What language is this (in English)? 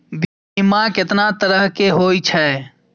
Maithili